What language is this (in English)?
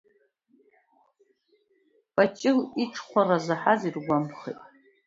Abkhazian